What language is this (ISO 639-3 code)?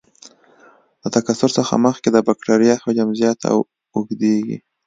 pus